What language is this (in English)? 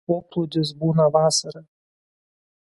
Lithuanian